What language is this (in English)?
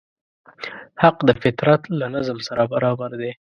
Pashto